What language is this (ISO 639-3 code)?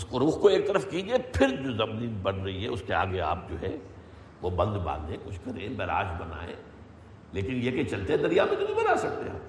urd